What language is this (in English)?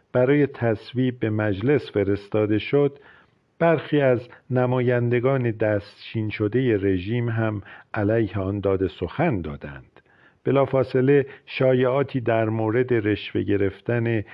Persian